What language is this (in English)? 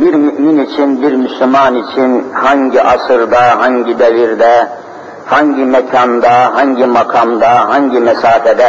Turkish